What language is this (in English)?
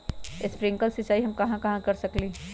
Magahi